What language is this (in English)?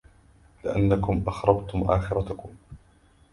Arabic